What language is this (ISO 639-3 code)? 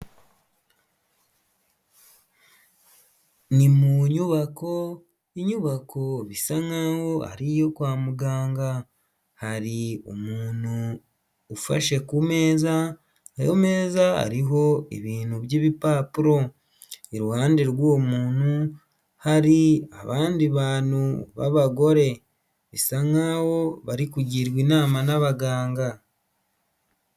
kin